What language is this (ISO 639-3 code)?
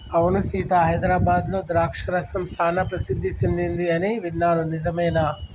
tel